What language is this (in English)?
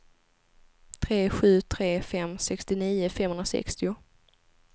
Swedish